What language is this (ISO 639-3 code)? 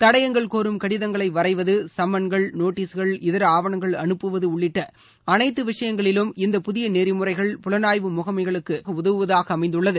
tam